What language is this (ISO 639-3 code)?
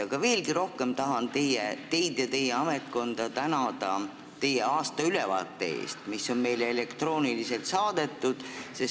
est